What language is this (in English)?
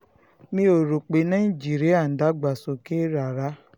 Yoruba